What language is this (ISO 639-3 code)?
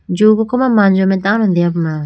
clk